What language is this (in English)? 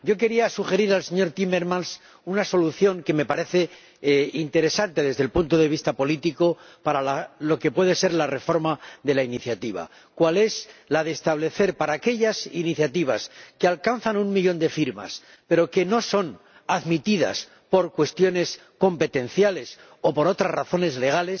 Spanish